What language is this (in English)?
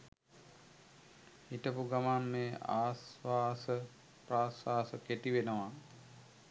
Sinhala